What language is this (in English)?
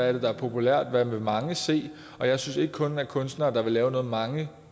Danish